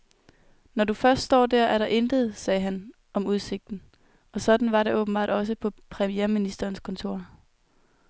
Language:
Danish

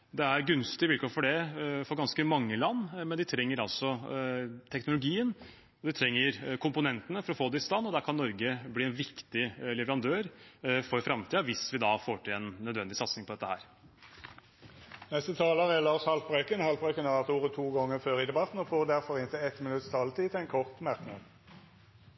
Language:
Norwegian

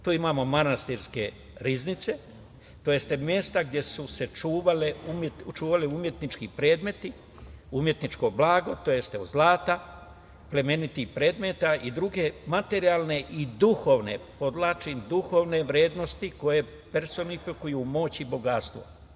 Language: Serbian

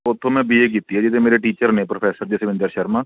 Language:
Punjabi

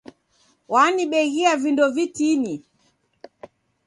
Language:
Taita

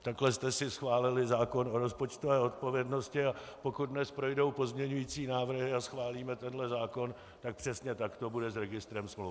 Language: Czech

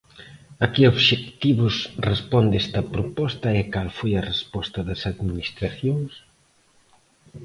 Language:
Galician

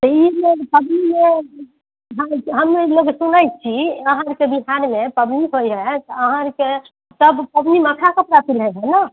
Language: Maithili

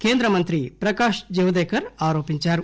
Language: Telugu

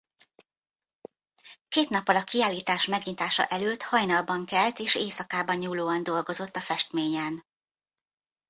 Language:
Hungarian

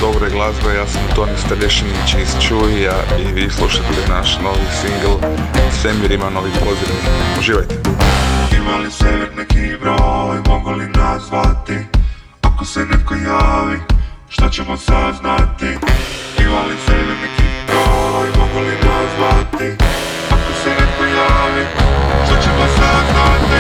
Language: Croatian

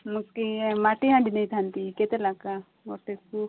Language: Odia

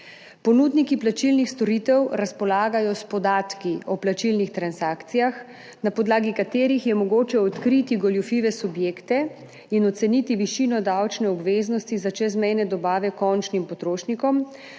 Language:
Slovenian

